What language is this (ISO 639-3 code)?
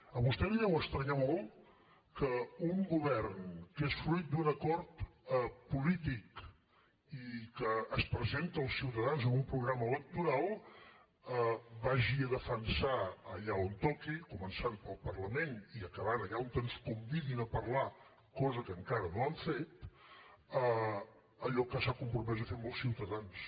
cat